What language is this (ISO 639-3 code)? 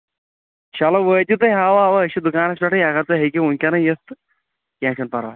kas